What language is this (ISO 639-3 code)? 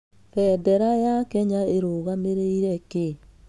kik